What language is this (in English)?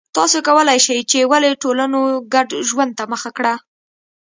Pashto